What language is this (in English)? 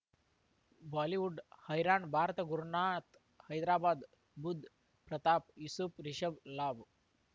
Kannada